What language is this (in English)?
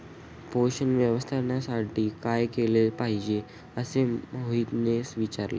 Marathi